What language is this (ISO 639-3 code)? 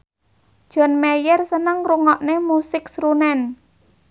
jav